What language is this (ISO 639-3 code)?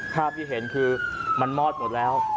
tha